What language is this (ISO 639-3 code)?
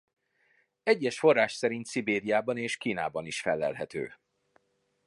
hun